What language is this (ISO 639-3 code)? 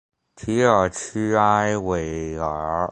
zho